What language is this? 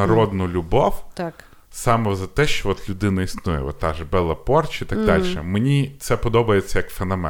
Ukrainian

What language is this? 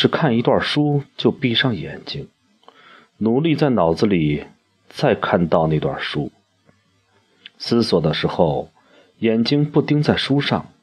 Chinese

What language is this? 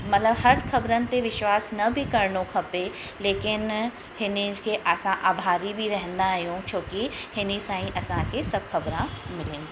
Sindhi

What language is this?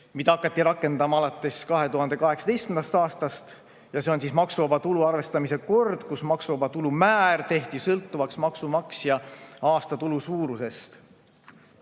Estonian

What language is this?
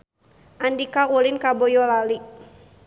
Sundanese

